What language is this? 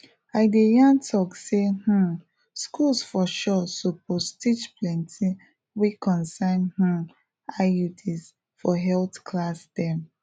Nigerian Pidgin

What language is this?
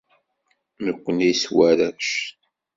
Kabyle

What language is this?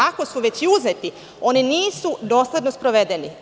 Serbian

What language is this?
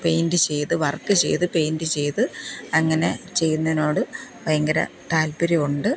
Malayalam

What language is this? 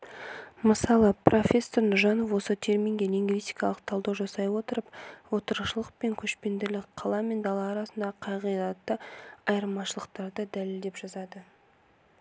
Kazakh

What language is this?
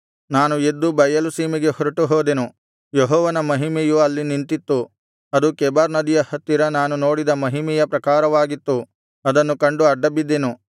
Kannada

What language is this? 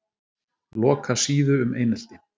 Icelandic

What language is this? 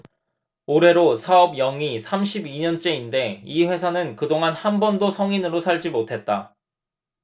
Korean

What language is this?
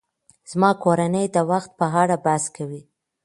Pashto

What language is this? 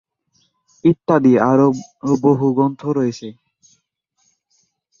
Bangla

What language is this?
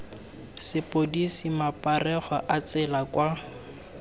Tswana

